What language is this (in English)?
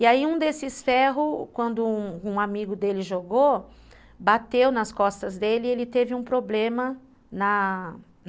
Portuguese